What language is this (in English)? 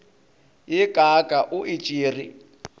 Northern Sotho